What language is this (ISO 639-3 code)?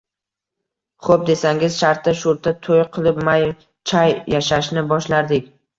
uzb